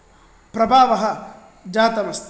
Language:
Sanskrit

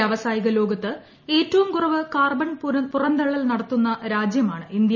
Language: Malayalam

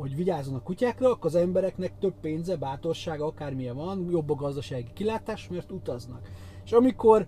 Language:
Hungarian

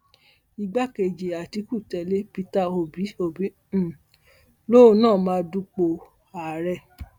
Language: Yoruba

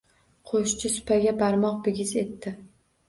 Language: Uzbek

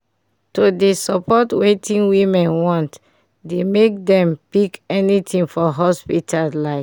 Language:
Nigerian Pidgin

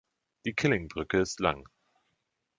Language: German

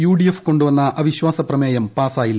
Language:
Malayalam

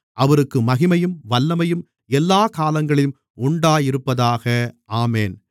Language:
Tamil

